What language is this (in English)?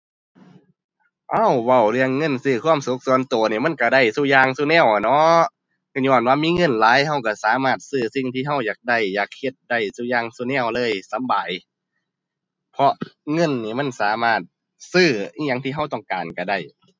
Thai